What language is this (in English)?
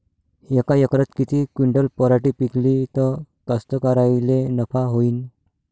Marathi